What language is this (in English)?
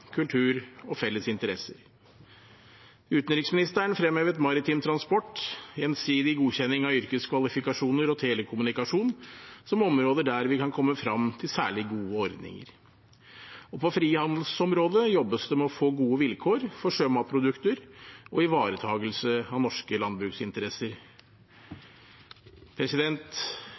Norwegian Bokmål